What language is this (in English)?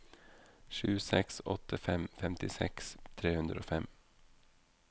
Norwegian